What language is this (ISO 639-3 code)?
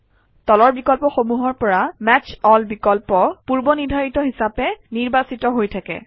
asm